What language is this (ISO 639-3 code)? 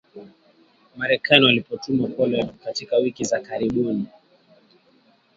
swa